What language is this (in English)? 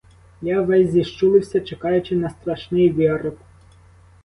Ukrainian